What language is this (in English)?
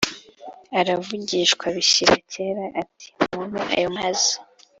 Kinyarwanda